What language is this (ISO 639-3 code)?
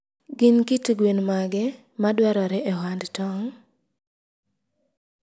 luo